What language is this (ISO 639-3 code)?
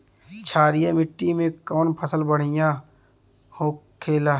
bho